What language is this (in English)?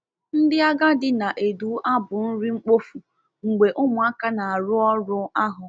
Igbo